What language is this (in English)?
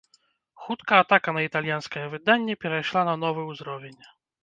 Belarusian